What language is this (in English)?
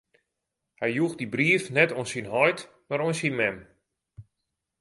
Western Frisian